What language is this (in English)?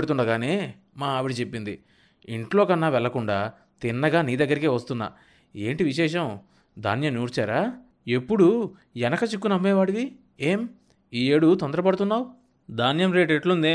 Telugu